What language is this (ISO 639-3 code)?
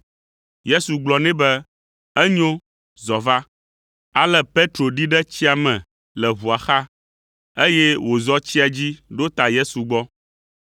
ewe